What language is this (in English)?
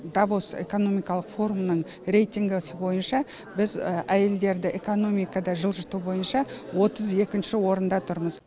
Kazakh